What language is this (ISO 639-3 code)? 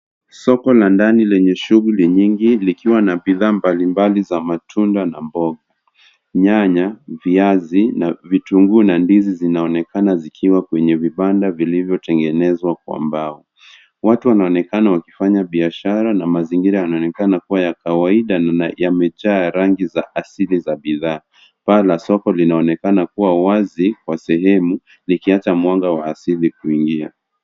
swa